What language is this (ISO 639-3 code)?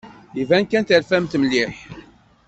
kab